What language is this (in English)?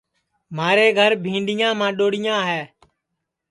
Sansi